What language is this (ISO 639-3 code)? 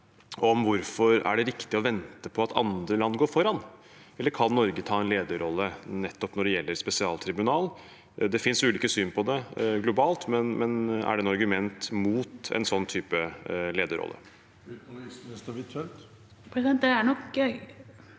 nor